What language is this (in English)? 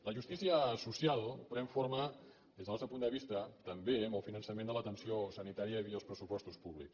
Catalan